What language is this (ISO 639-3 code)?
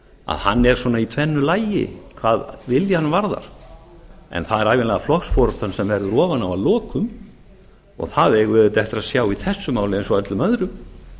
isl